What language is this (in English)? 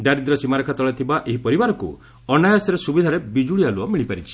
Odia